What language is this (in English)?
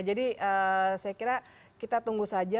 Indonesian